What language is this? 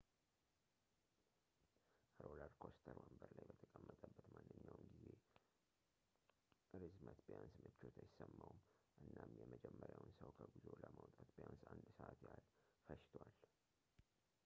Amharic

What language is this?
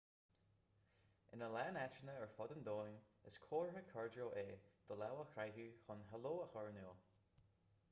Irish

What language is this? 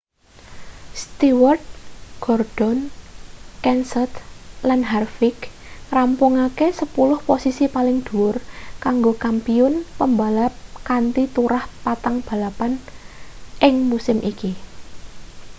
Javanese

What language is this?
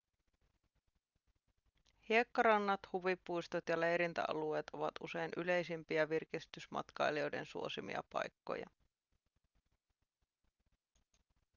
Finnish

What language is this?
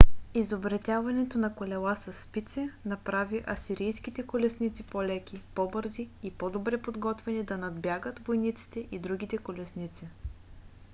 Bulgarian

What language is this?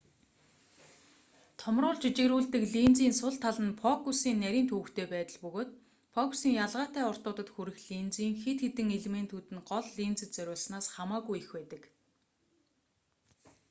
Mongolian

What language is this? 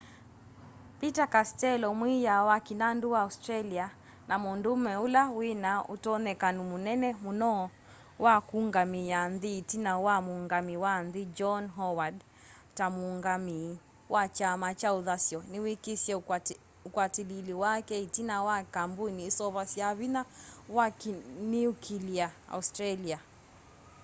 Kamba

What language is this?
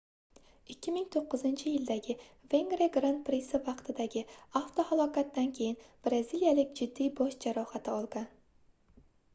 Uzbek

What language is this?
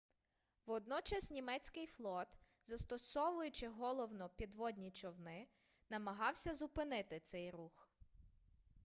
Ukrainian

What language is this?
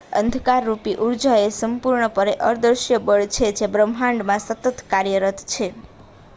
Gujarati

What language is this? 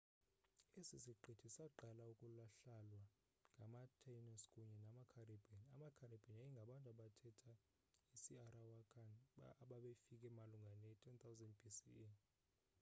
Xhosa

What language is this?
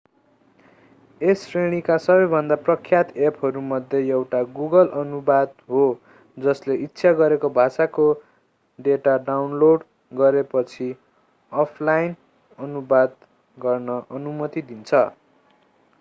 Nepali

